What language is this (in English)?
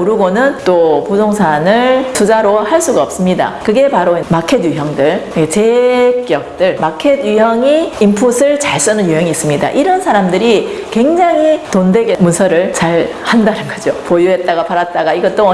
Korean